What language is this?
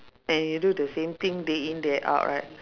English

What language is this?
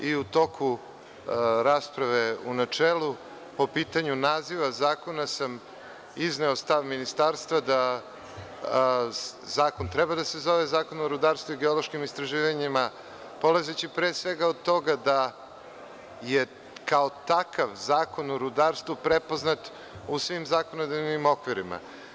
Serbian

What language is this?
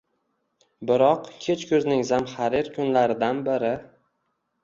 Uzbek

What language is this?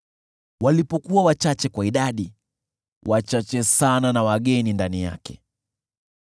Swahili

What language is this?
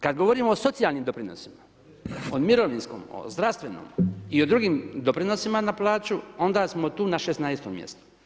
Croatian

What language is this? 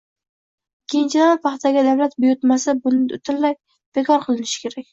Uzbek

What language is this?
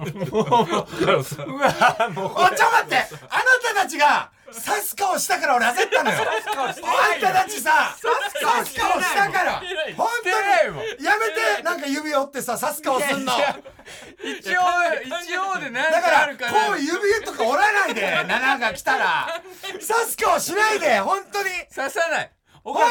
Japanese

